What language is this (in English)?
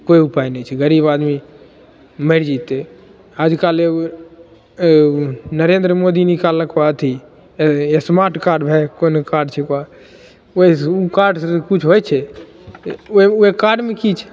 Maithili